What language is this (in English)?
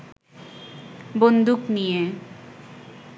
Bangla